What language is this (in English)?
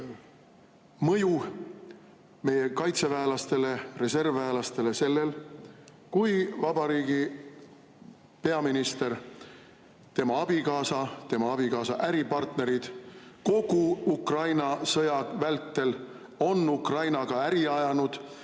Estonian